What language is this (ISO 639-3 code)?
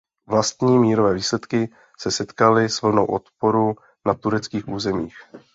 ces